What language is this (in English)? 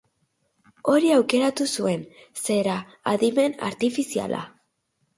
Basque